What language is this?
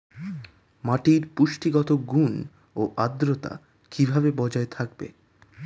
Bangla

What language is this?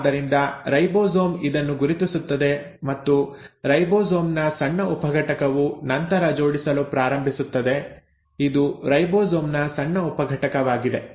Kannada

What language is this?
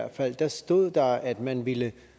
Danish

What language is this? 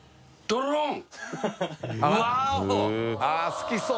Japanese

